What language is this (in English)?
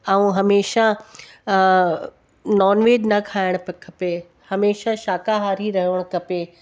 Sindhi